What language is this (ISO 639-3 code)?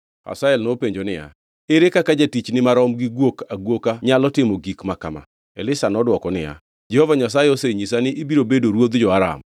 luo